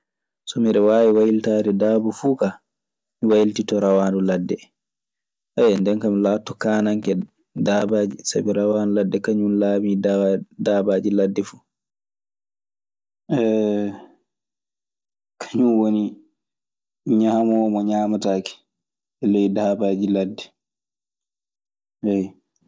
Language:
Maasina Fulfulde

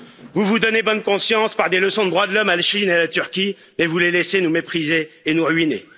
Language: French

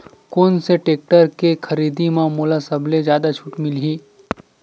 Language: Chhattisgarhi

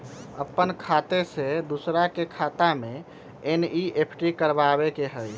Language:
Magahi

